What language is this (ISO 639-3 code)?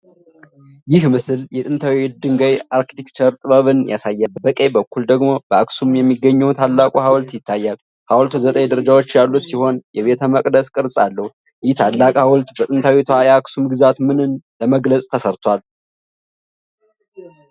amh